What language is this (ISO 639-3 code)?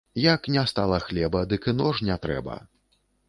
bel